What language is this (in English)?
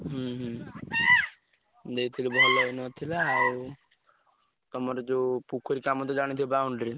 Odia